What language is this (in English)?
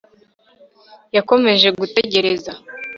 Kinyarwanda